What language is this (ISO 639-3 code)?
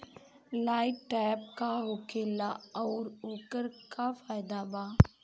bho